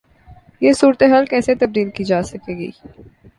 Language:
Urdu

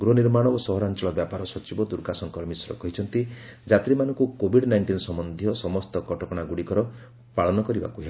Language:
Odia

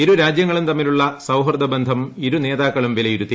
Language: Malayalam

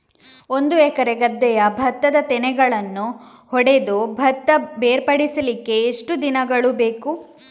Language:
Kannada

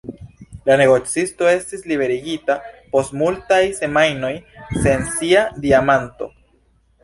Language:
Esperanto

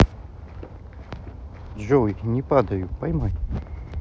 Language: Russian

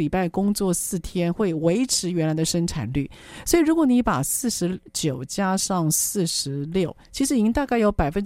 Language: Chinese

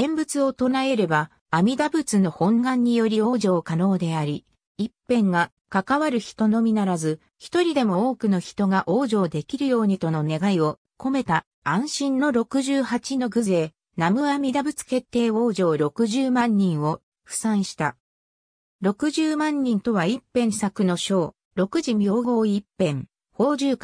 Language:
Japanese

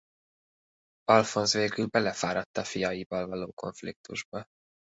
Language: Hungarian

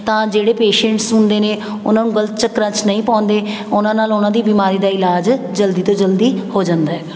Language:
Punjabi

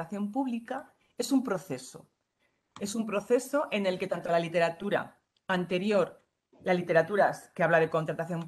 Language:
Spanish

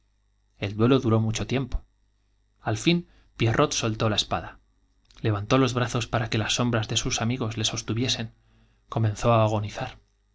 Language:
Spanish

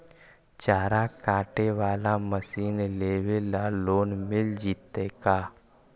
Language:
Magahi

